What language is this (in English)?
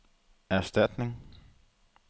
Danish